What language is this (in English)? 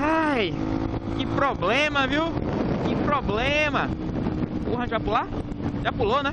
Portuguese